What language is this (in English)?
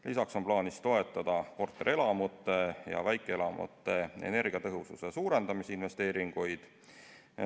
Estonian